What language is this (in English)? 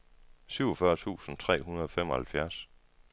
Danish